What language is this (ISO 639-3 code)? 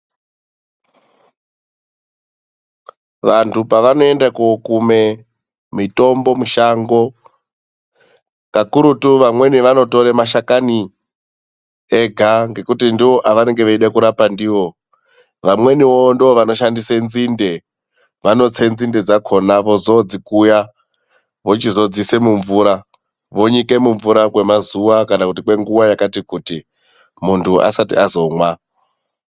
ndc